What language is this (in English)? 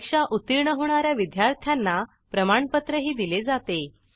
Marathi